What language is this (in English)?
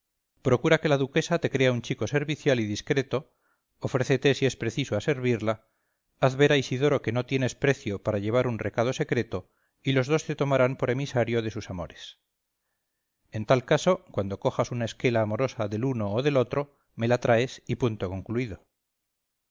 Spanish